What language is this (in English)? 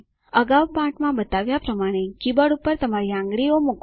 Gujarati